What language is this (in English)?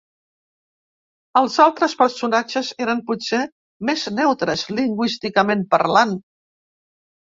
Catalan